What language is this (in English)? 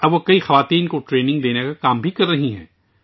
Urdu